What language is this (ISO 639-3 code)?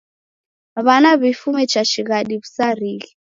dav